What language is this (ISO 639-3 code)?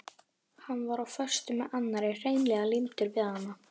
isl